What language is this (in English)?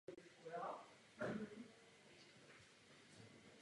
Czech